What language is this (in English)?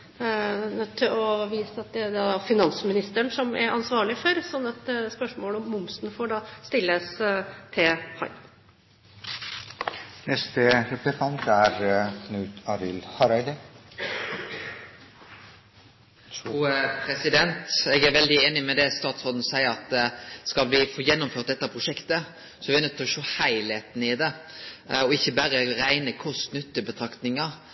Norwegian